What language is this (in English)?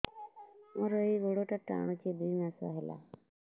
Odia